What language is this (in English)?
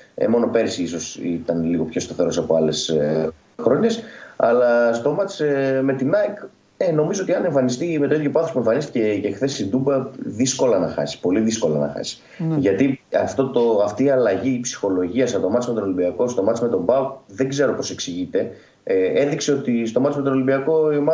Greek